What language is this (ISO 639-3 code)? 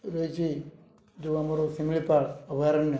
ori